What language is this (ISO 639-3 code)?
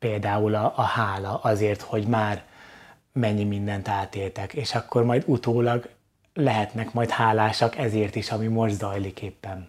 hun